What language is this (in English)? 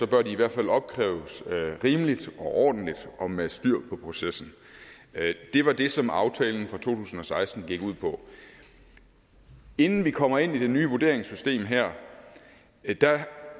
Danish